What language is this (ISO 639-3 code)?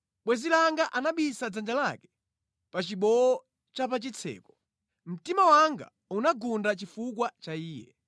nya